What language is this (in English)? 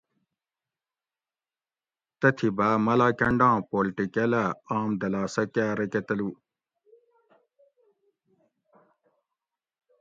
Gawri